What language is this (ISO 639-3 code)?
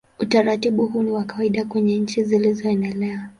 swa